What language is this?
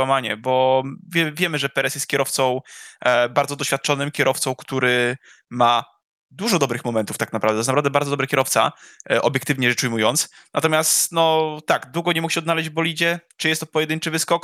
Polish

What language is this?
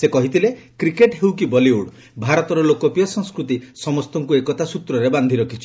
Odia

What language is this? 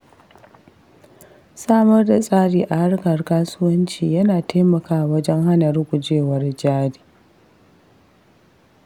Hausa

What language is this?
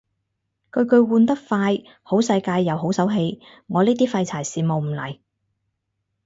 Cantonese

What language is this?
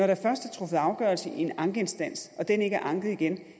Danish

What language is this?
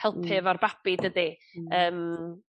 Welsh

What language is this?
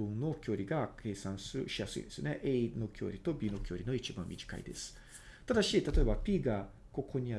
Japanese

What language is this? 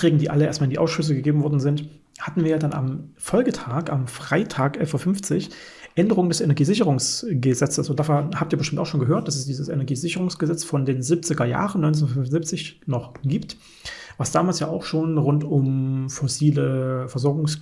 German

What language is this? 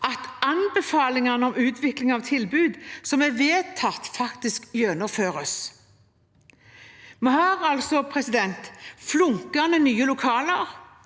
Norwegian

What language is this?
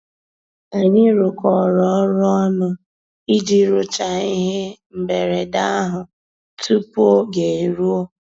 Igbo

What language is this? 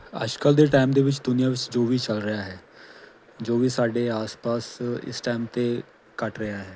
Punjabi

